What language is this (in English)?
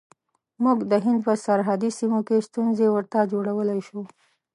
Pashto